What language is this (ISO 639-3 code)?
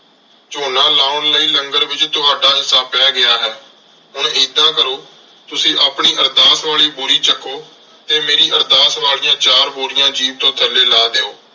pan